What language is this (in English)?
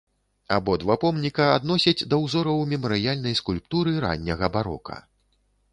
Belarusian